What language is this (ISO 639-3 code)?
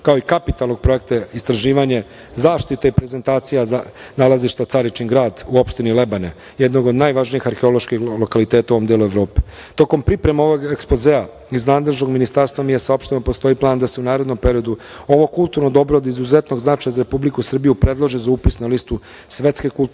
srp